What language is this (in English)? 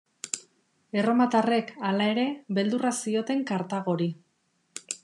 Basque